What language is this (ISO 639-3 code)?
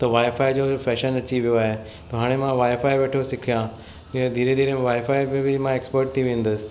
snd